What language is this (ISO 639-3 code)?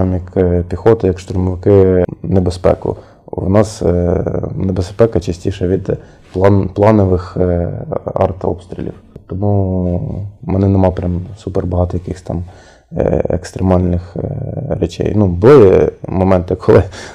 ukr